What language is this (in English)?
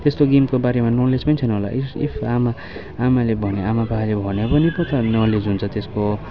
Nepali